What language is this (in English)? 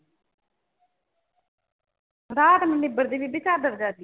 Punjabi